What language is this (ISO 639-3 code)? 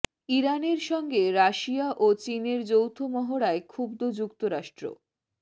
ben